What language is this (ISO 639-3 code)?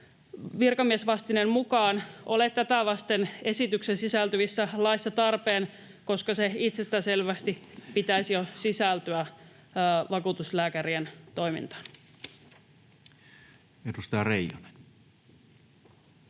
fin